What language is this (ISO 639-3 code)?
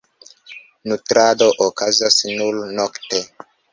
epo